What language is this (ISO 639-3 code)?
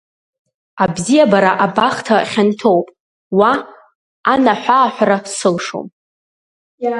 abk